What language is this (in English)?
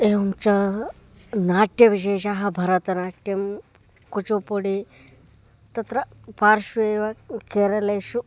Sanskrit